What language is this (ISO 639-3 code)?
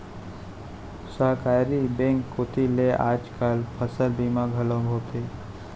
hne